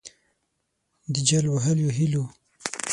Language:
Pashto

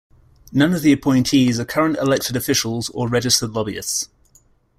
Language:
English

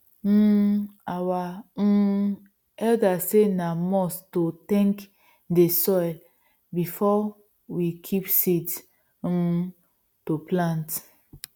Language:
Nigerian Pidgin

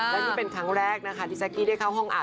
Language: Thai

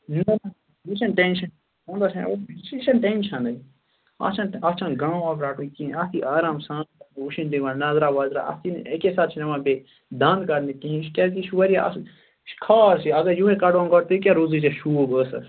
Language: Kashmiri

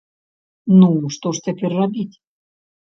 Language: Belarusian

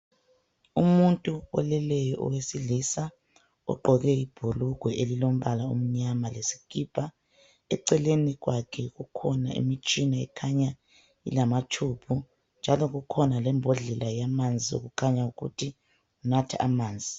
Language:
North Ndebele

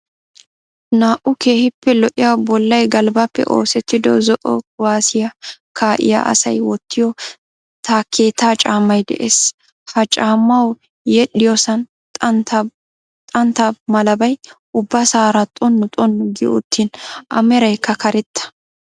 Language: Wolaytta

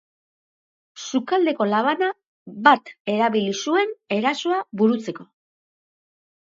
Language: Basque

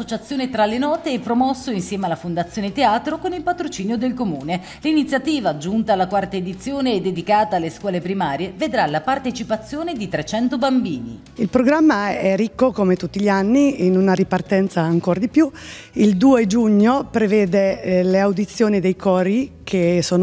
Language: Italian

